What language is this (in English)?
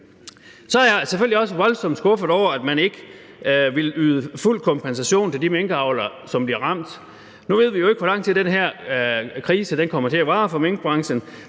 Danish